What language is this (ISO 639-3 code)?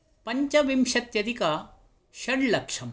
san